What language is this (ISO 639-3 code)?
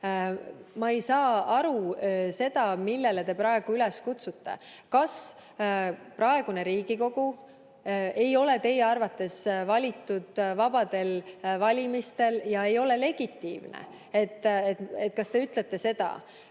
est